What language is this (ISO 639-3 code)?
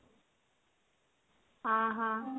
ori